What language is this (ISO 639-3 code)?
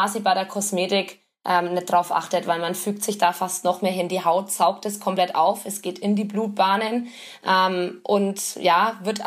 deu